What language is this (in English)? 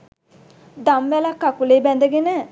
Sinhala